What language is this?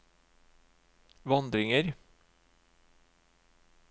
Norwegian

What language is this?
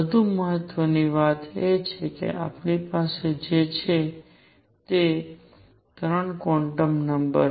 Gujarati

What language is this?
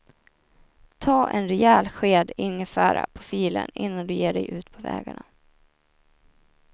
Swedish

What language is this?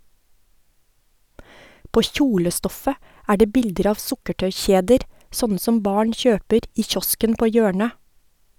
Norwegian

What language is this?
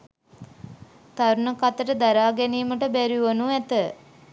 Sinhala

